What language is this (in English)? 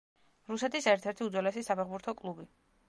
Georgian